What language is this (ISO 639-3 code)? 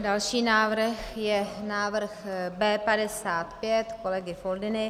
ces